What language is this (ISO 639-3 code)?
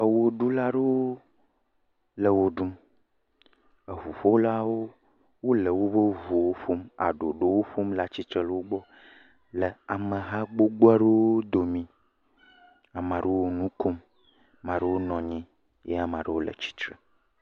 ewe